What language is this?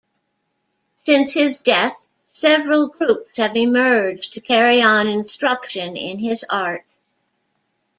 English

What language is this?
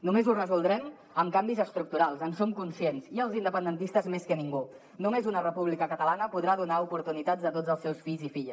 Catalan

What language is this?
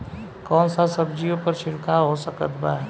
Bhojpuri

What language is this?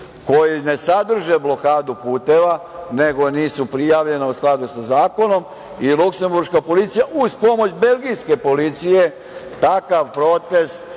Serbian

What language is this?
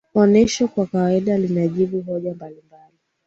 Swahili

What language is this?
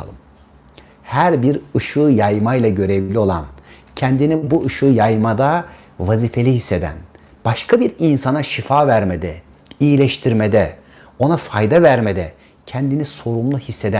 Turkish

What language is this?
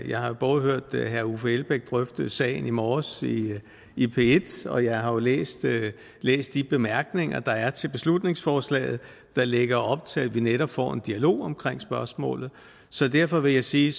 Danish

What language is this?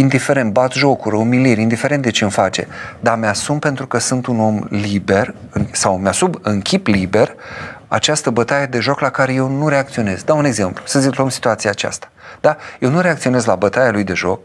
Romanian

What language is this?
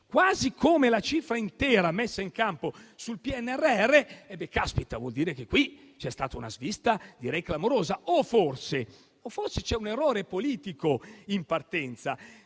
Italian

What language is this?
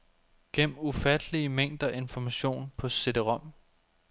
Danish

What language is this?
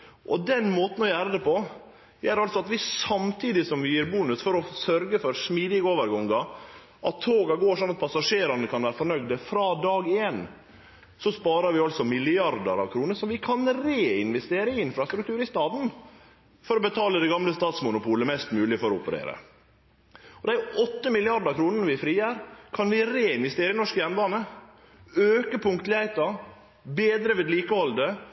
Norwegian Nynorsk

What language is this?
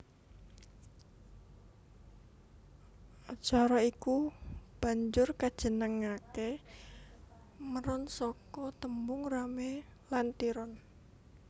Javanese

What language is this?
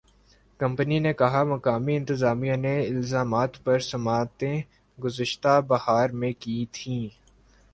Urdu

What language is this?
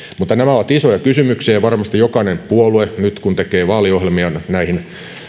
Finnish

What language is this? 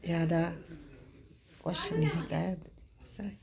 Punjabi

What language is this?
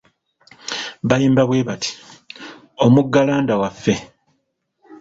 Ganda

